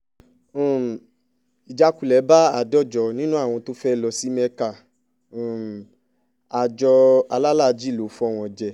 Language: Yoruba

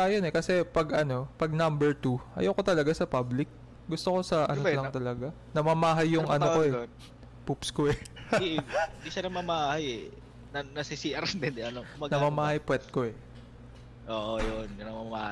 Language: Filipino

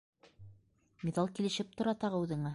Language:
Bashkir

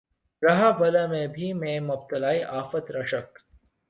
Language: Urdu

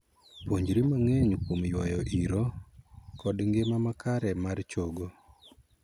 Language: Luo (Kenya and Tanzania)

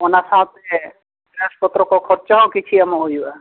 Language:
Santali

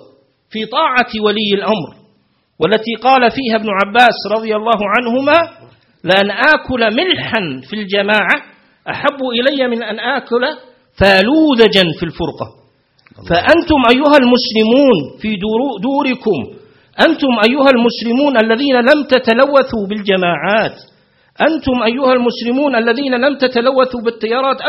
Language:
Arabic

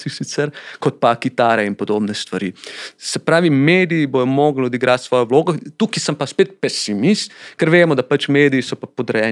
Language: Slovak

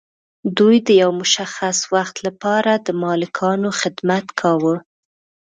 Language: Pashto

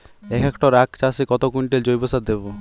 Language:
Bangla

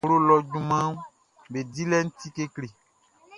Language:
Baoulé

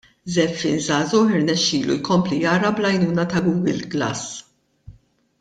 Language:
Maltese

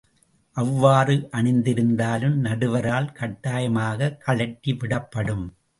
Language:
Tamil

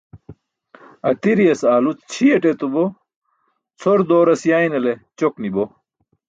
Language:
Burushaski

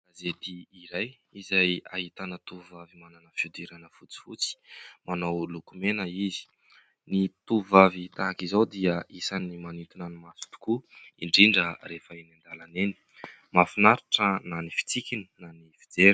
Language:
Malagasy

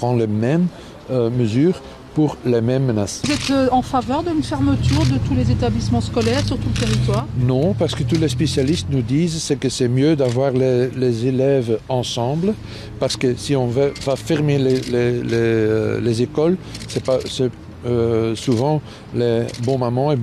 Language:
French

